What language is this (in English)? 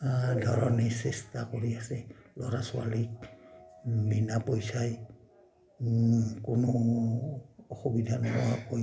Assamese